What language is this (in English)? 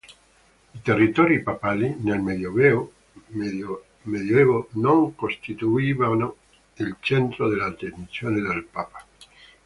Italian